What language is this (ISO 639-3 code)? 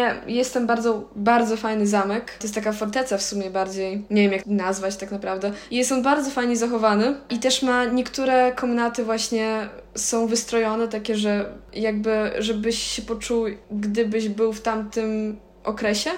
pol